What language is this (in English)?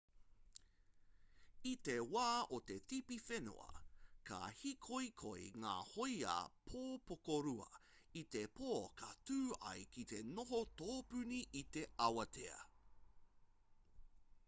Māori